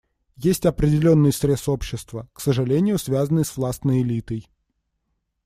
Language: Russian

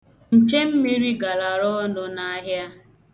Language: Igbo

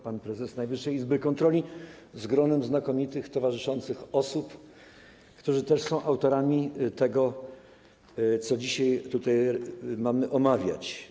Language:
Polish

